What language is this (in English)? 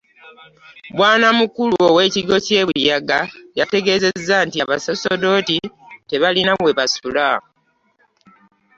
Ganda